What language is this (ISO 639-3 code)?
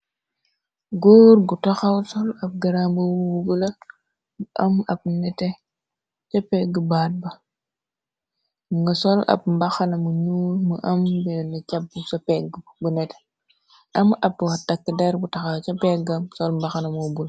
wol